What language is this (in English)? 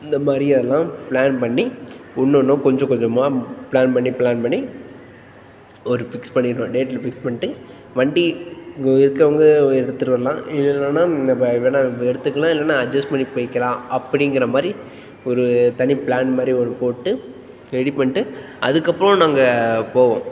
Tamil